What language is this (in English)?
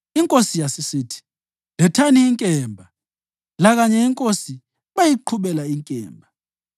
North Ndebele